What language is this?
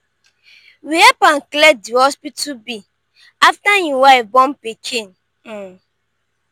Nigerian Pidgin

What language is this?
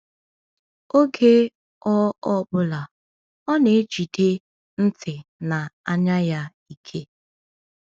Igbo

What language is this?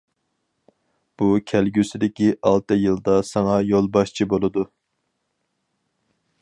Uyghur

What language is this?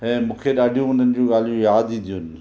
Sindhi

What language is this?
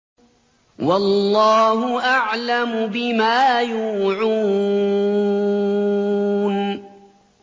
Arabic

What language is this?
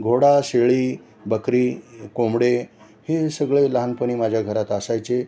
Marathi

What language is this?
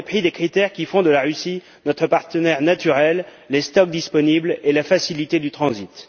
French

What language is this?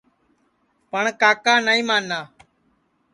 Sansi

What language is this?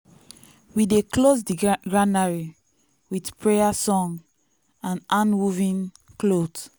Nigerian Pidgin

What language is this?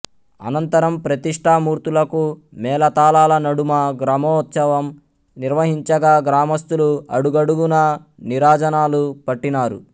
Telugu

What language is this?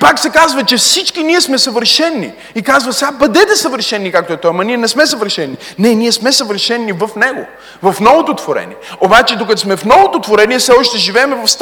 Bulgarian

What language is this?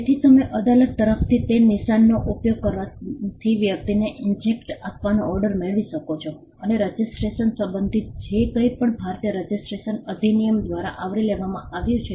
Gujarati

